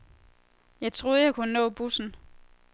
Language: Danish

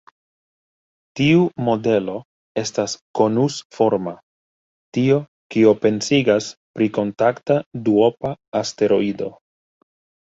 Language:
Esperanto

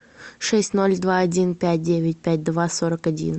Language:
Russian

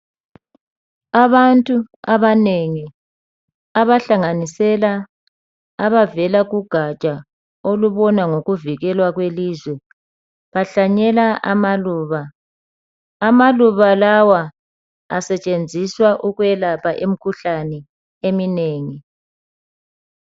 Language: North Ndebele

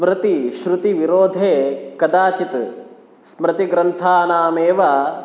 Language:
Sanskrit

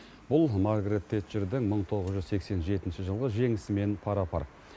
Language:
Kazakh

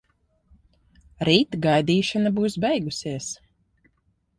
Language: Latvian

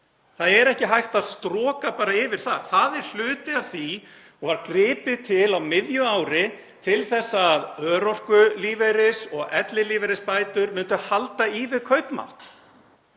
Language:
Icelandic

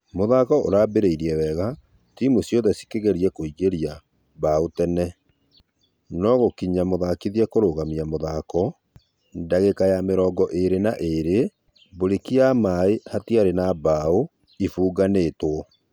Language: Kikuyu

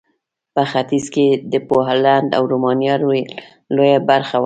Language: Pashto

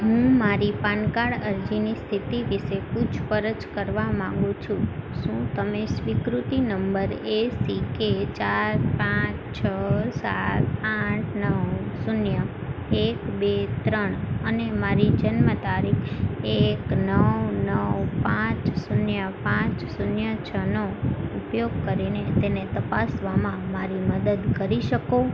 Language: Gujarati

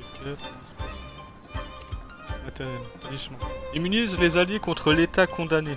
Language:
French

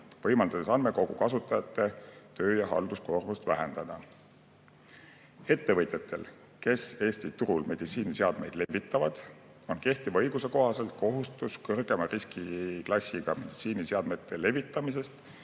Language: Estonian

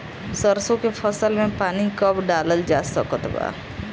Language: Bhojpuri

